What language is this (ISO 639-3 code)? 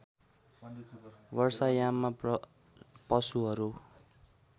nep